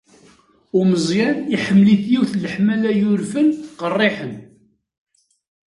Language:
Kabyle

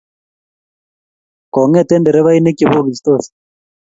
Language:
Kalenjin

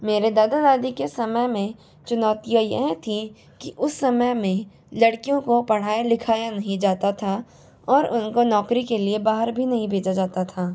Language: Hindi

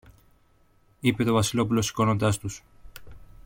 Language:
Greek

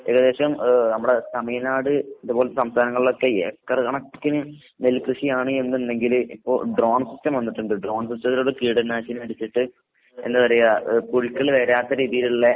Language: Malayalam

